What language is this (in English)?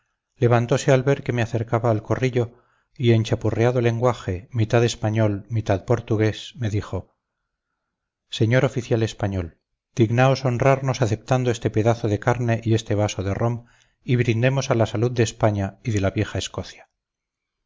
Spanish